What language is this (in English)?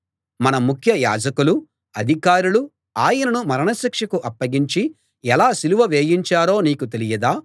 Telugu